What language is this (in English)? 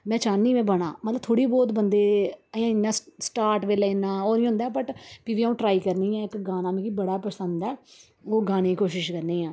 Dogri